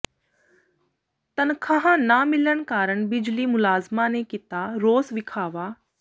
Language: Punjabi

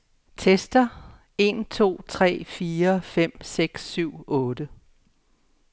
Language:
Danish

